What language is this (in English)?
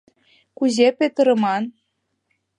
Mari